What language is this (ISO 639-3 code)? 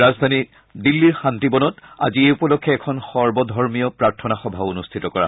asm